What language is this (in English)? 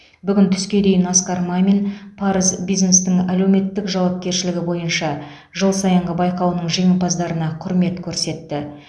Kazakh